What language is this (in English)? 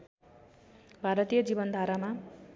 Nepali